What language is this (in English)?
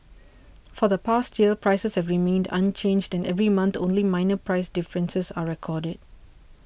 English